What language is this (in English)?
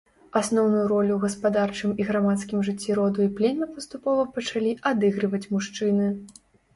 Belarusian